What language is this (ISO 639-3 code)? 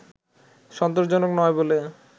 ben